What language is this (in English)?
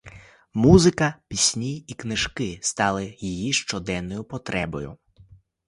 Ukrainian